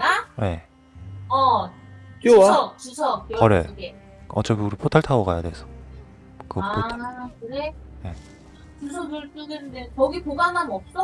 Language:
Korean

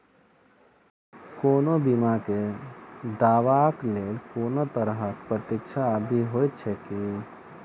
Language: Maithili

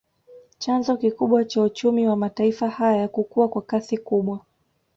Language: Swahili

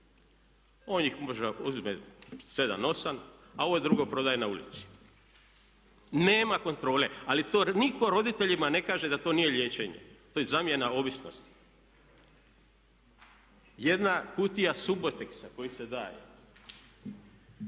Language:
Croatian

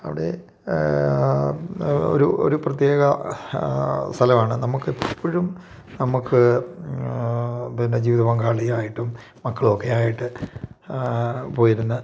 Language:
Malayalam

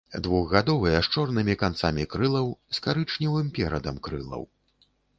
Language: Belarusian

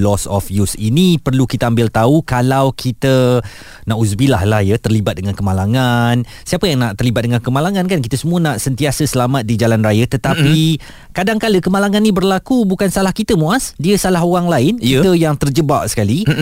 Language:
Malay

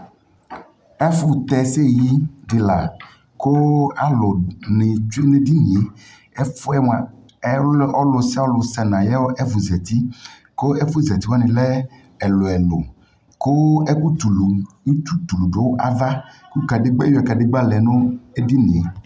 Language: Ikposo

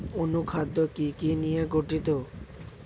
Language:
Bangla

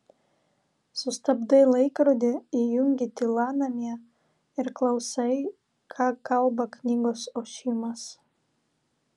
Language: Lithuanian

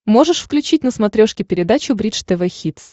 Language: Russian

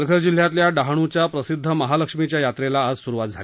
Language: Marathi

